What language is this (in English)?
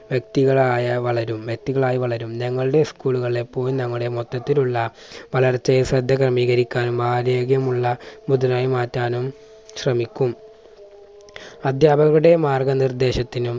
Malayalam